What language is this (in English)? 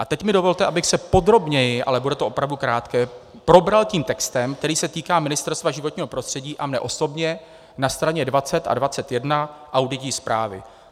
Czech